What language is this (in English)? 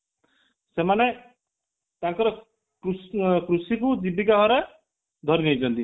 Odia